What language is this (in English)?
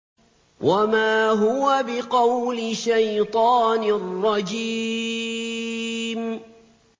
Arabic